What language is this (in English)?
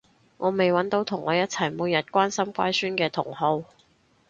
Cantonese